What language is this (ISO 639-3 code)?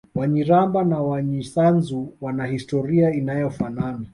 swa